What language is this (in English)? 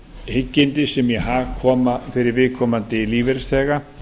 Icelandic